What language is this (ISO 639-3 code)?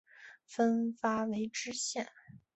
zho